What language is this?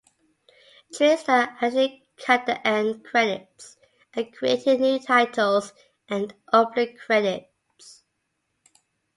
English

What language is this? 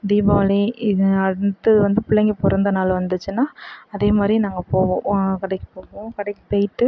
Tamil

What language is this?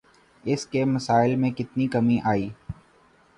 Urdu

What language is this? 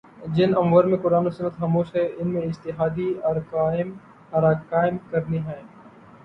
Urdu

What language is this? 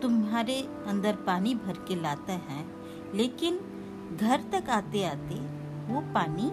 Hindi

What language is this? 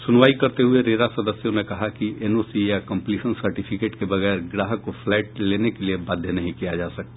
Hindi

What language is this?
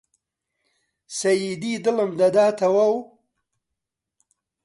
Central Kurdish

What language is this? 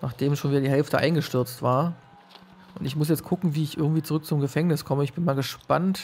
German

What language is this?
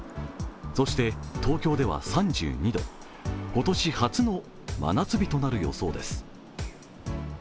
Japanese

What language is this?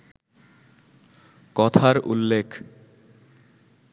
Bangla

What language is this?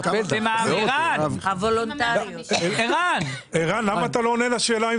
Hebrew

